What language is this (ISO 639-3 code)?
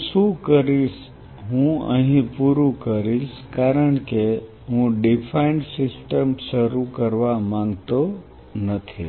guj